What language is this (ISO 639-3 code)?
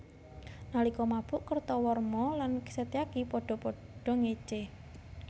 jav